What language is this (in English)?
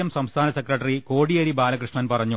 Malayalam